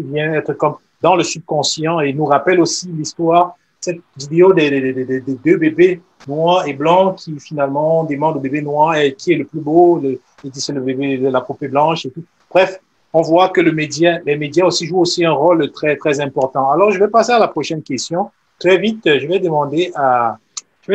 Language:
French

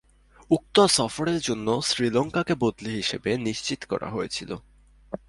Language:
Bangla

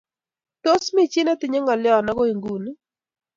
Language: Kalenjin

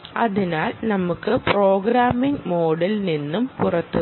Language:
Malayalam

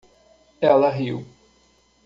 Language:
Portuguese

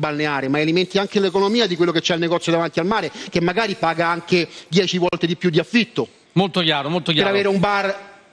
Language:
Italian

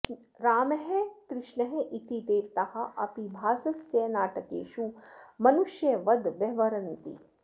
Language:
Sanskrit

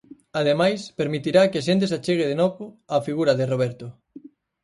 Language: Galician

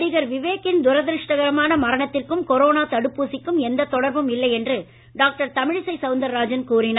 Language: Tamil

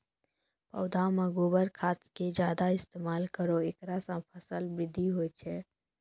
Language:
Maithili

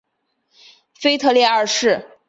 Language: Chinese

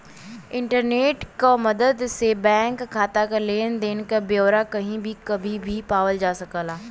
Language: Bhojpuri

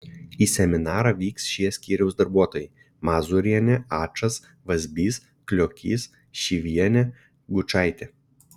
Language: Lithuanian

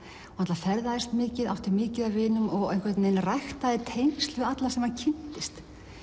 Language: Icelandic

